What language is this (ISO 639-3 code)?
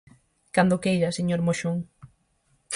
glg